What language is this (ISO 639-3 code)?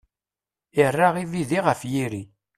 kab